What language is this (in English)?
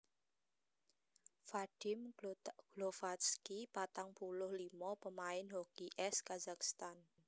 Javanese